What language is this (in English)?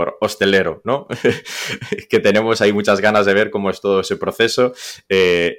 Spanish